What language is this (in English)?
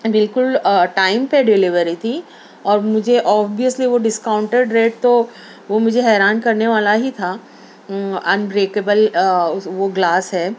Urdu